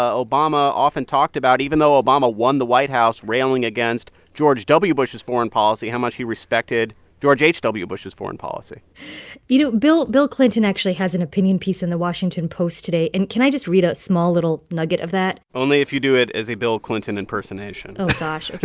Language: English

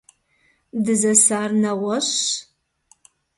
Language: Kabardian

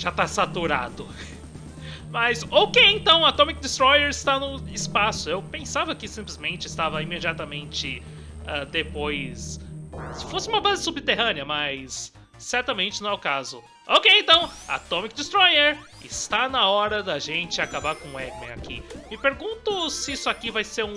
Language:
Portuguese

